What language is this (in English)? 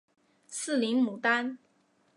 Chinese